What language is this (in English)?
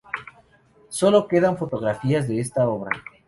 Spanish